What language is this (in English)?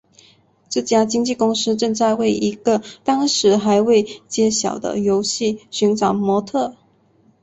Chinese